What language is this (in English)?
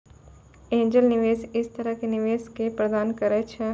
Maithili